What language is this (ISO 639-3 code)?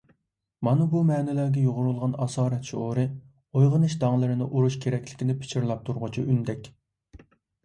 uig